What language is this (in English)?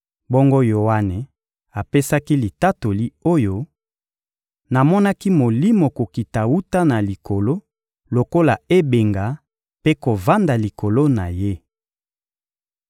Lingala